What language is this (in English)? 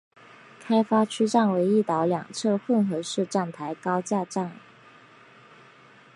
Chinese